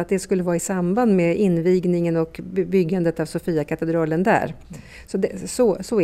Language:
Swedish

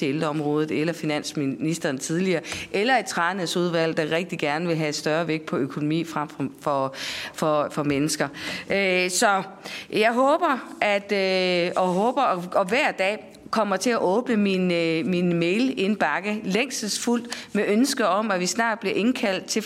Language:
Danish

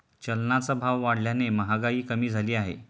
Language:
Marathi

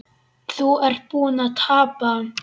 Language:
Icelandic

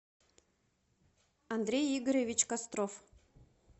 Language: Russian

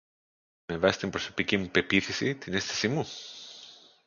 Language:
Greek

